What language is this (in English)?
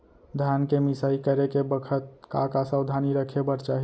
Chhattisgarhi